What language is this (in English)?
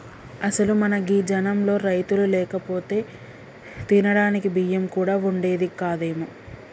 Telugu